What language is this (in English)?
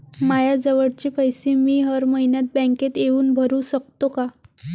Marathi